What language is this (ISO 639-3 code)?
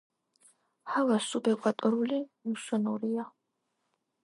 kat